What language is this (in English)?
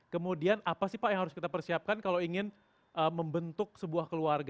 Indonesian